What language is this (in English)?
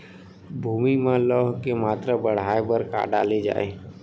Chhattisgarhi